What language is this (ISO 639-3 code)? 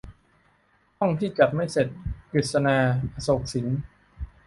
tha